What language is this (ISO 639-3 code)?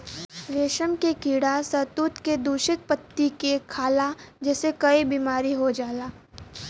bho